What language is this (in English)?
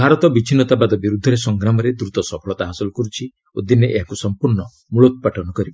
Odia